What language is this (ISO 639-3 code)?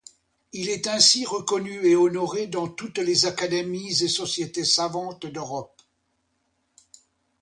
fra